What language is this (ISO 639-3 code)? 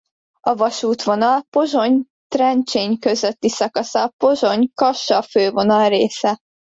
hun